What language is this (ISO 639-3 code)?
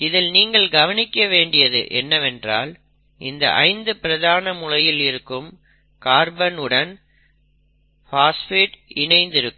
tam